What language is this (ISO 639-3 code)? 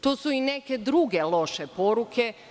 srp